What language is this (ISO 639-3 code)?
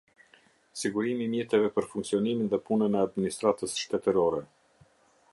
sqi